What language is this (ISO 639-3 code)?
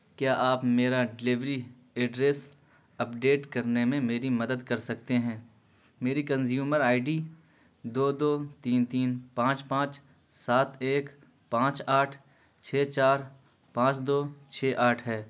urd